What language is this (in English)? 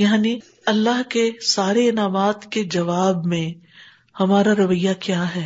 Urdu